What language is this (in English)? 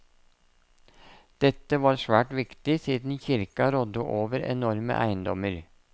Norwegian